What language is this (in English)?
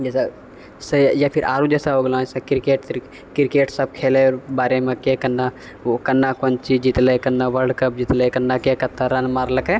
Maithili